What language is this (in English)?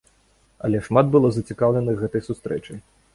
Belarusian